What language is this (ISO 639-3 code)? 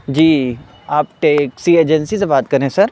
urd